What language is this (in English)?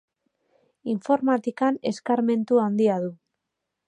Basque